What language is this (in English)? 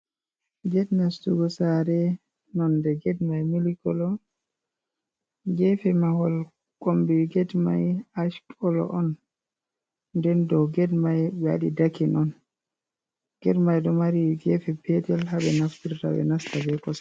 Fula